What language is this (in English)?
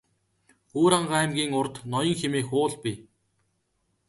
Mongolian